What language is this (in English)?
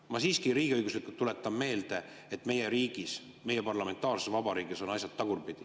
Estonian